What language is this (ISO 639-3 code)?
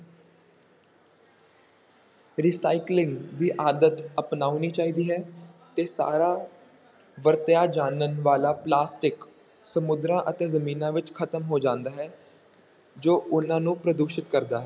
pan